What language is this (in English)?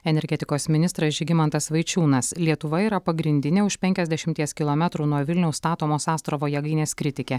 Lithuanian